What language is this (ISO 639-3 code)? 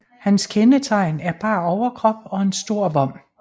dan